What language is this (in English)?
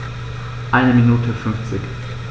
German